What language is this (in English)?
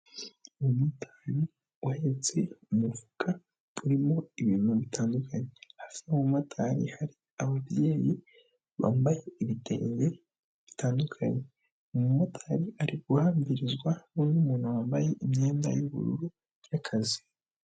Kinyarwanda